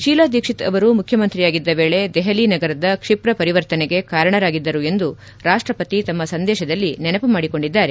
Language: Kannada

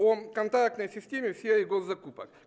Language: Russian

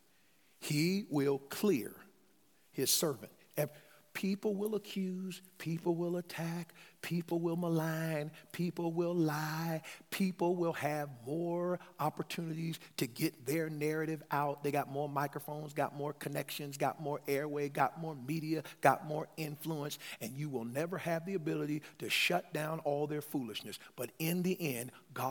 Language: English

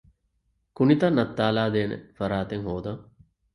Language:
Divehi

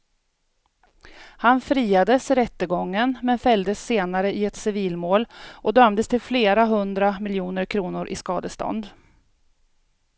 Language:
Swedish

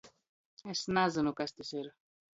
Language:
Latgalian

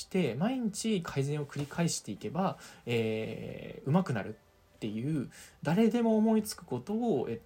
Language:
Japanese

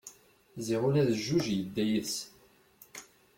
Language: Kabyle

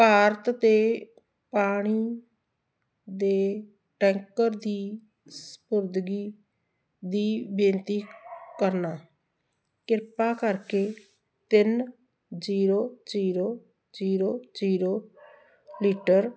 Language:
Punjabi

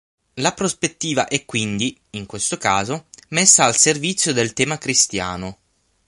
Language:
Italian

